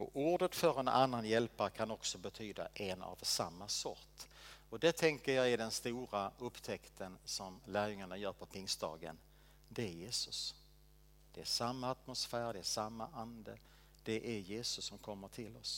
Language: Swedish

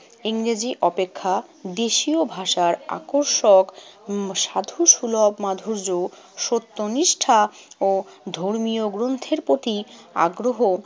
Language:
Bangla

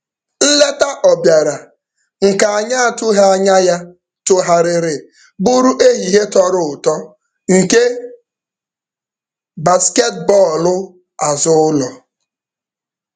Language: Igbo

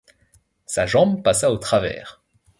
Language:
French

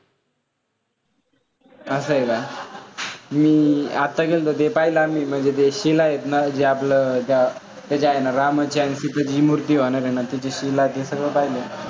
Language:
Marathi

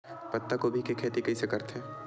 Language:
Chhattisgarhi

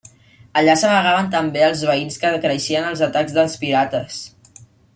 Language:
Catalan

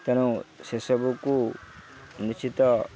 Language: Odia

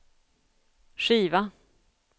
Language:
Swedish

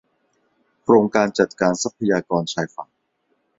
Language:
Thai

